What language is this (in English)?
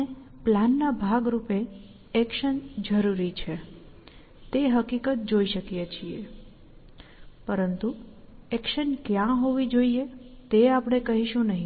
Gujarati